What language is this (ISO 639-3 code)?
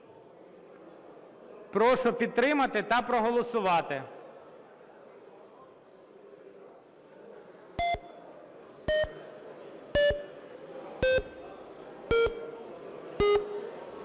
ukr